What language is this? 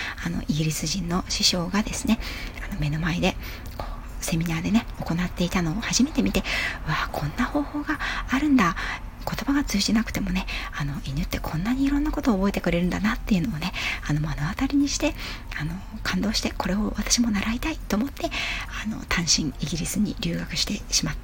Japanese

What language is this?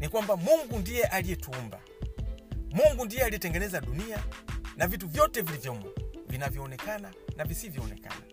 Swahili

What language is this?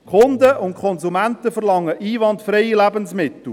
Swiss German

